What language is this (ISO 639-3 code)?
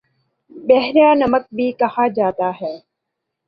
urd